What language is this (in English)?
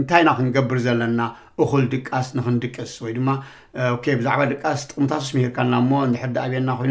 Arabic